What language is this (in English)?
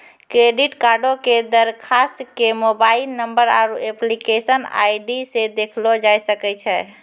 Maithili